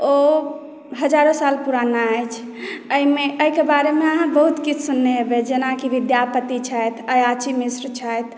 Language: Maithili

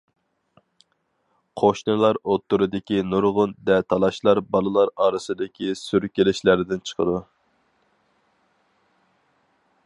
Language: Uyghur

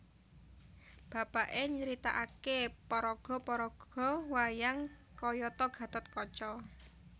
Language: Javanese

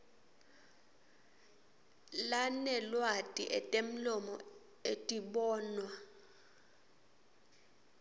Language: Swati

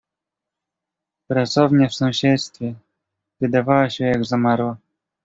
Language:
Polish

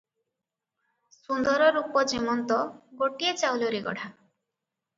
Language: Odia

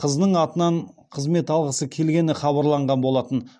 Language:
Kazakh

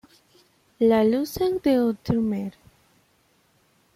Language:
Spanish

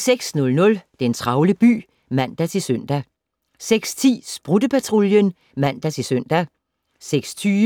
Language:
Danish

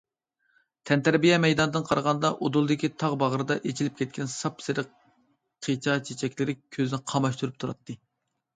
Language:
Uyghur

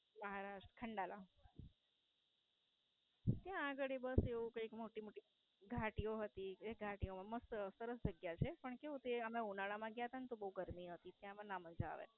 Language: Gujarati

